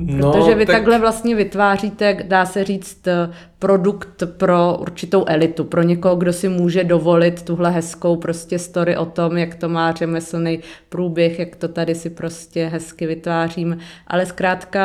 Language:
Czech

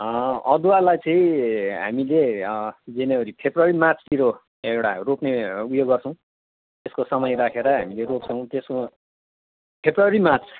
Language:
Nepali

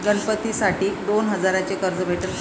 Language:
Marathi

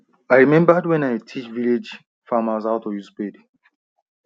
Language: Nigerian Pidgin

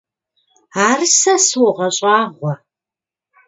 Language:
Kabardian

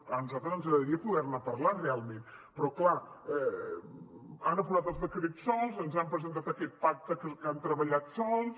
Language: Catalan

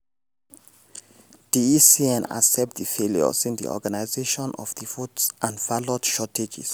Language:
Nigerian Pidgin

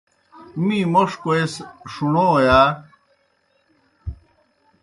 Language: Kohistani Shina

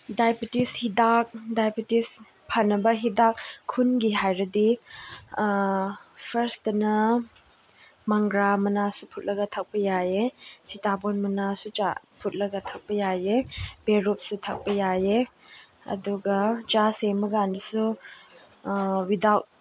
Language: Manipuri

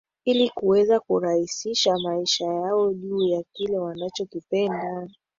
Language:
Swahili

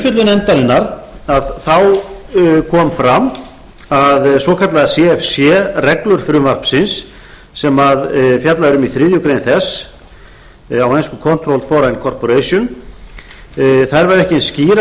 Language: Icelandic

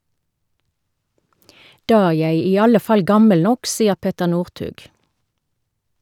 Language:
Norwegian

